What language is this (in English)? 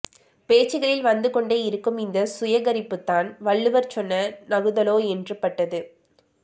Tamil